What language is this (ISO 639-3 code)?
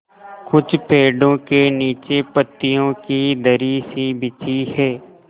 hin